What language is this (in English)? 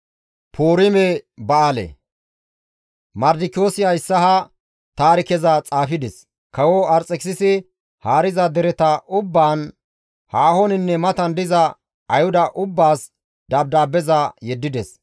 Gamo